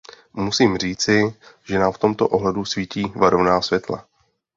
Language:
Czech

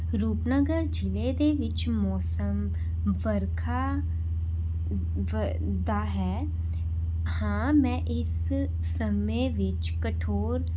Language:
Punjabi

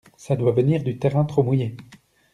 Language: French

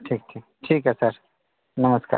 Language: Maithili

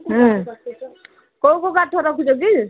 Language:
Odia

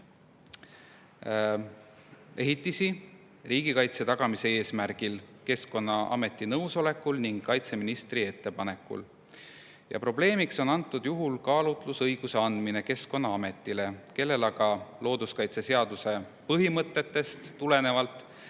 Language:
Estonian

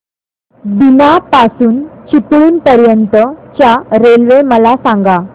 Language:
Marathi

